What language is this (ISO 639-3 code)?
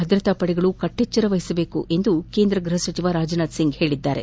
kan